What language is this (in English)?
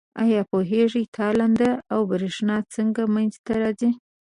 Pashto